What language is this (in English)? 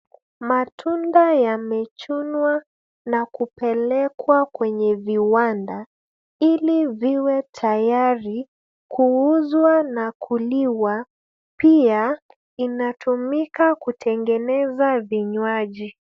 Swahili